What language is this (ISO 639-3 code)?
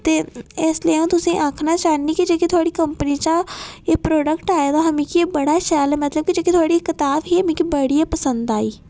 doi